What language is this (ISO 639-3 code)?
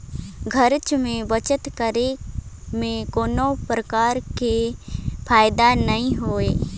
hne